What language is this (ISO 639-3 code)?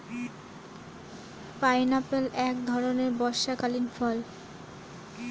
ben